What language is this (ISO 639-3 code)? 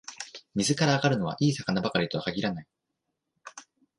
jpn